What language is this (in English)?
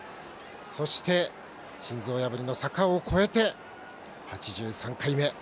Japanese